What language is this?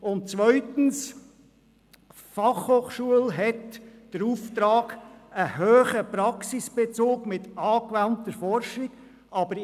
Swiss German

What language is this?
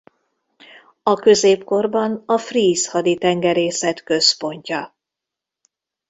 Hungarian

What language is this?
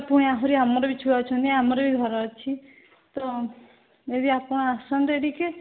Odia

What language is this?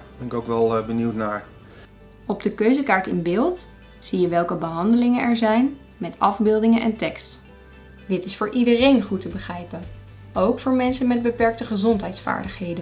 Dutch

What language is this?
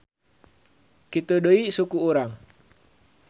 Sundanese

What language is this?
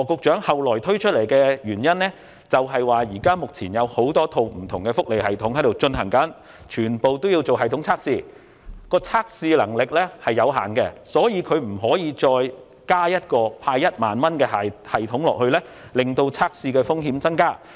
Cantonese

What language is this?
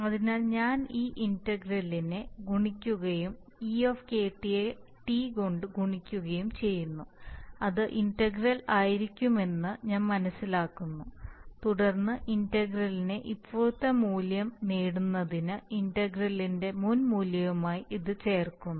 Malayalam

